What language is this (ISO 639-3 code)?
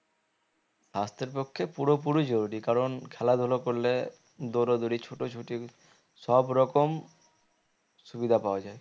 ben